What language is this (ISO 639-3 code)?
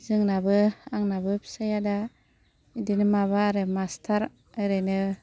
brx